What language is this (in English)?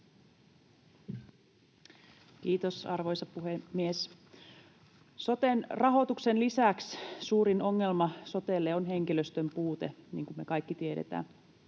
Finnish